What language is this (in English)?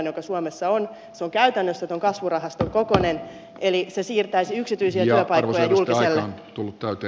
Finnish